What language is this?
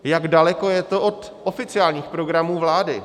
Czech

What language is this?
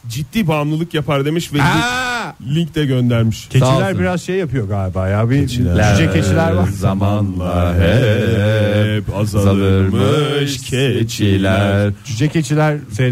Turkish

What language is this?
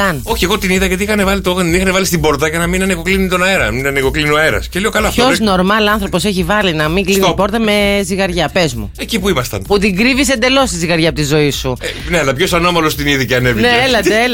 Greek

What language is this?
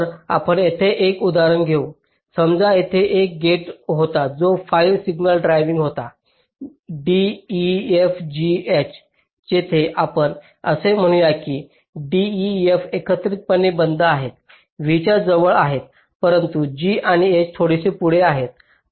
Marathi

